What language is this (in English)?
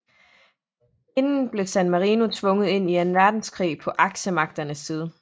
Danish